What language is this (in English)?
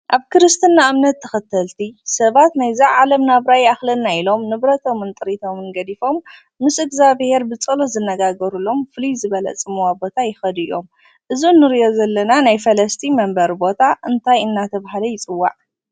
Tigrinya